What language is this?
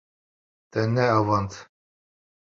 Kurdish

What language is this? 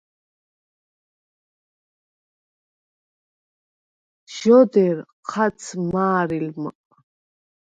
Svan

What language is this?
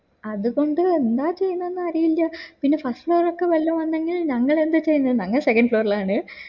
Malayalam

